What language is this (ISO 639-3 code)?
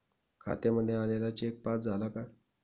mar